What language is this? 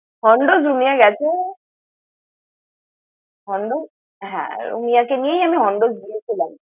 Bangla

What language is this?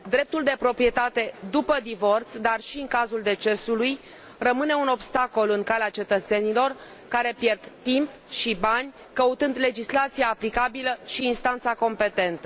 Romanian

